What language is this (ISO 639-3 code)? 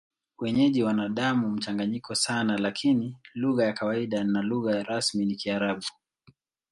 swa